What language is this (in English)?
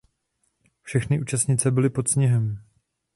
Czech